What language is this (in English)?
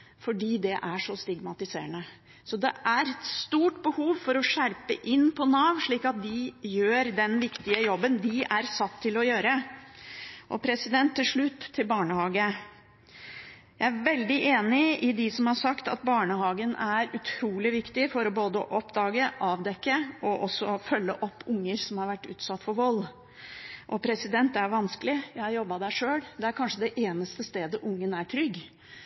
Norwegian Bokmål